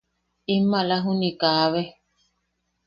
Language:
Yaqui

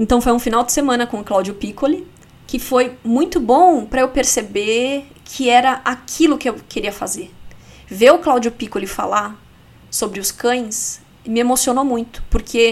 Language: Portuguese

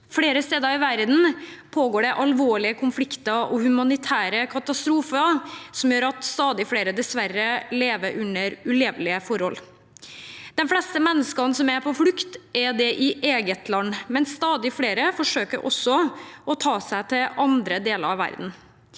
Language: Norwegian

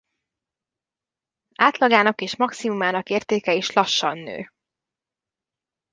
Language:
Hungarian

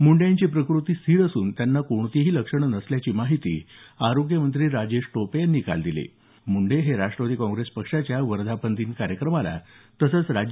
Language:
Marathi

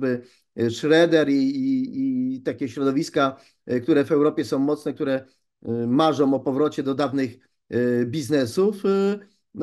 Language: Polish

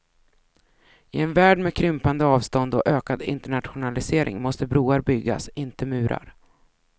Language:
Swedish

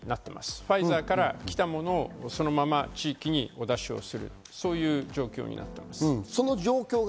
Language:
Japanese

